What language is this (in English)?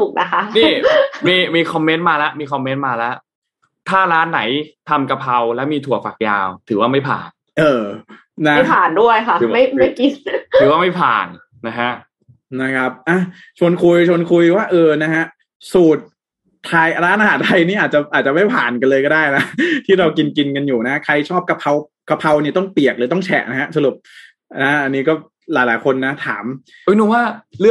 Thai